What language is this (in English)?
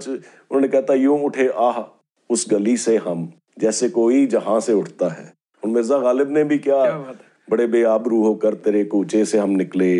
Punjabi